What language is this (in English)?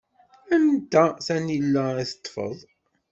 Kabyle